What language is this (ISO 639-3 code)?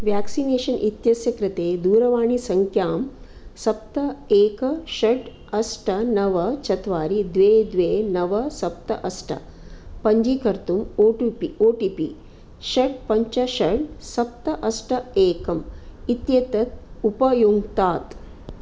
san